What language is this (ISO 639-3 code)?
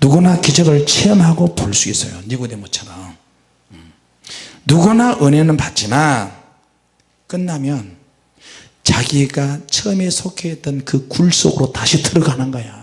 kor